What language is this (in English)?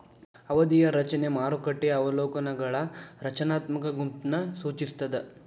Kannada